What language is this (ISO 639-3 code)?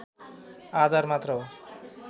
nep